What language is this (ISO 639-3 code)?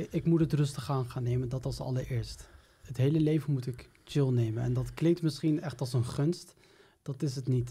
nld